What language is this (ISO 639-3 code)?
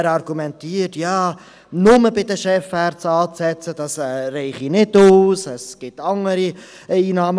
gsw